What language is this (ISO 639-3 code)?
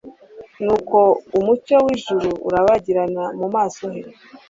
kin